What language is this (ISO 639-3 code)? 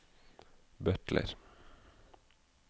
nor